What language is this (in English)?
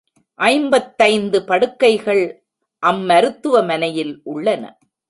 Tamil